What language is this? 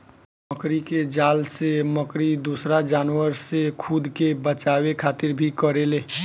Bhojpuri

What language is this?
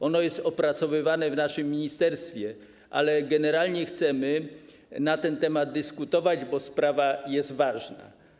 Polish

